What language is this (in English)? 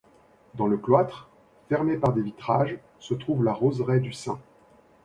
French